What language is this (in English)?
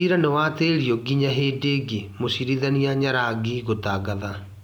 Kikuyu